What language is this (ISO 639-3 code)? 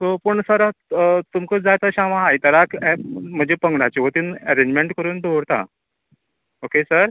kok